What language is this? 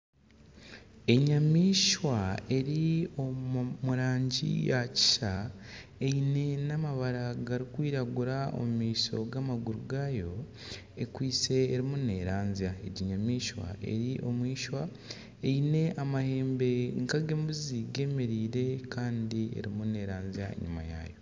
Nyankole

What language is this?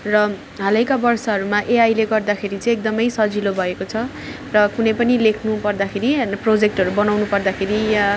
Nepali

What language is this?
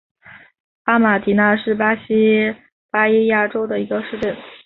Chinese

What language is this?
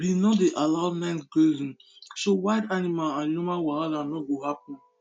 Nigerian Pidgin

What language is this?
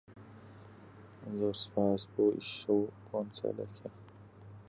Central Kurdish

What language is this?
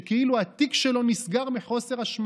Hebrew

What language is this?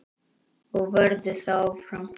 Icelandic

